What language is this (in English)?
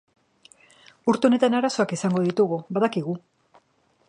Basque